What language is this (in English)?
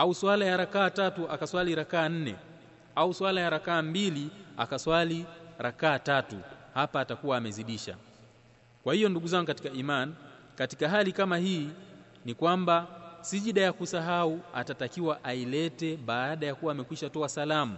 Swahili